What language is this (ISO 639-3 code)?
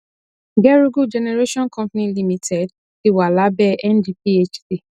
yor